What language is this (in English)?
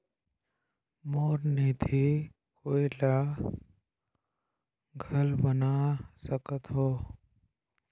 Chhattisgarhi